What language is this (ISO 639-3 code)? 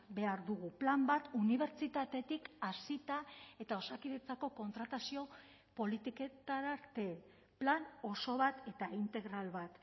eus